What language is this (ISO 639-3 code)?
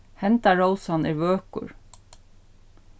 fao